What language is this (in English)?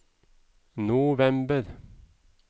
Norwegian